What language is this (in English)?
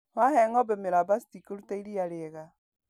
Kikuyu